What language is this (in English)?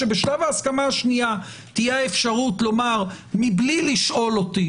Hebrew